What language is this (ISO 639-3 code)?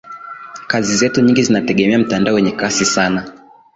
swa